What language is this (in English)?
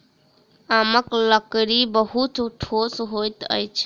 Maithili